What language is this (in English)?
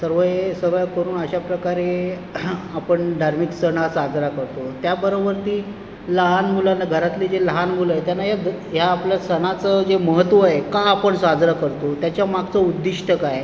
Marathi